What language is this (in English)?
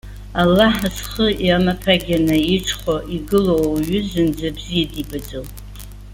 Abkhazian